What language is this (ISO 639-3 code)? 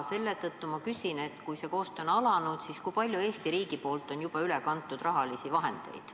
est